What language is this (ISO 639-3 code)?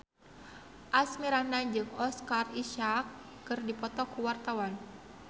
sun